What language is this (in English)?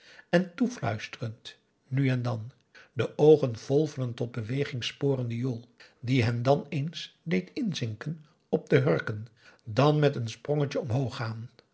Dutch